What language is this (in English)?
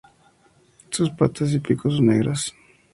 Spanish